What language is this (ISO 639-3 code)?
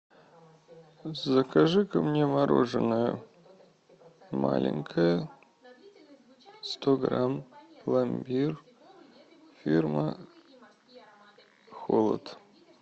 rus